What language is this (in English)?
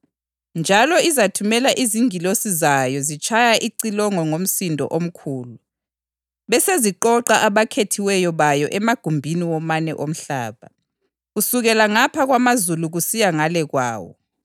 North Ndebele